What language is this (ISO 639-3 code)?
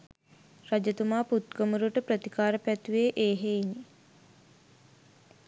sin